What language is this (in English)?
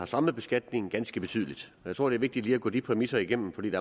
Danish